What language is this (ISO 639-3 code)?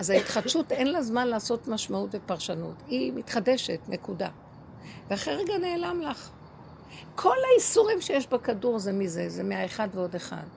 heb